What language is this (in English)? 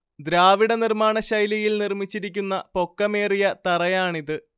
Malayalam